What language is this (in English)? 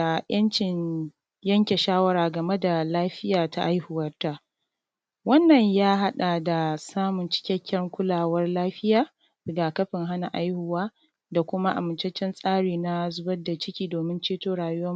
Hausa